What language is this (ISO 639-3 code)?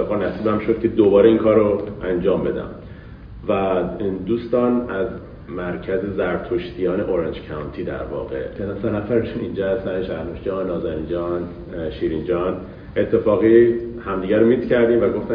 fas